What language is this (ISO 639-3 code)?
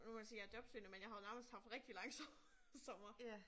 dan